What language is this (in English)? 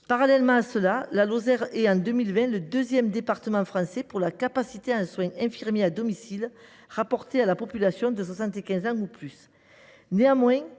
French